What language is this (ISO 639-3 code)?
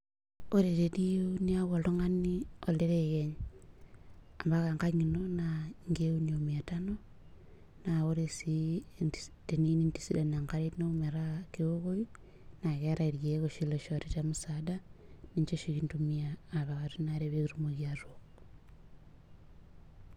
mas